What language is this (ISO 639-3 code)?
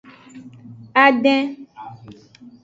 ajg